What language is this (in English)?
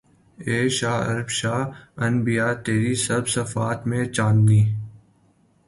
Urdu